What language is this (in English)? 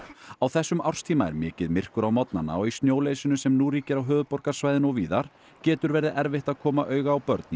Icelandic